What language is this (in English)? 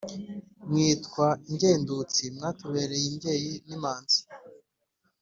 Kinyarwanda